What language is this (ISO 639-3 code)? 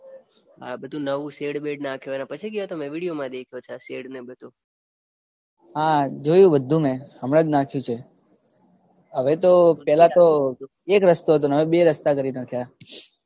guj